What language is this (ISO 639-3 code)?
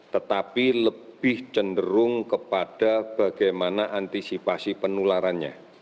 ind